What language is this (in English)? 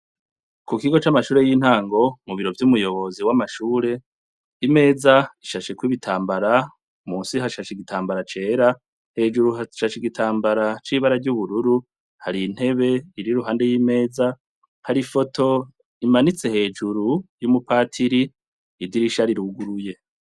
Rundi